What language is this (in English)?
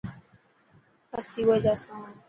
Dhatki